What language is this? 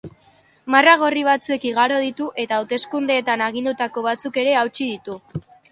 Basque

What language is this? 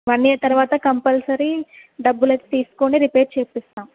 Telugu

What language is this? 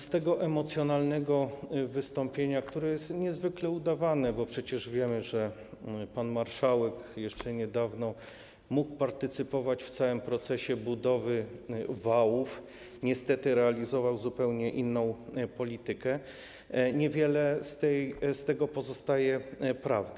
Polish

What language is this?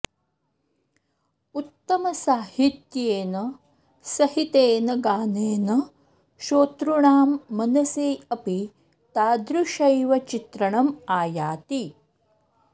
Sanskrit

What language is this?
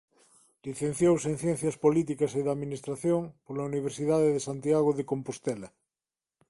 Galician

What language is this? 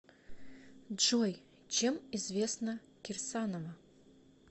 Russian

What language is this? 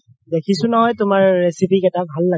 Assamese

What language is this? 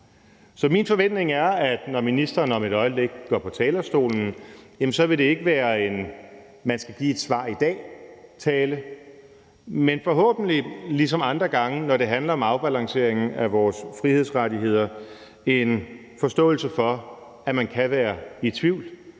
Danish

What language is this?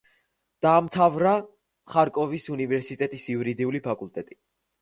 Georgian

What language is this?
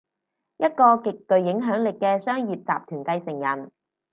Cantonese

